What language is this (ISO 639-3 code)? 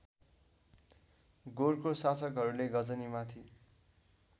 nep